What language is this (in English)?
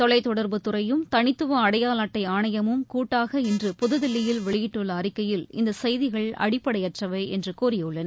Tamil